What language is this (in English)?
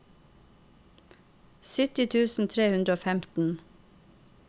Norwegian